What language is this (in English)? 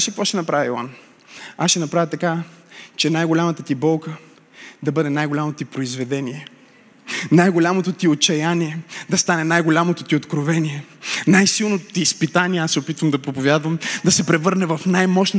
Bulgarian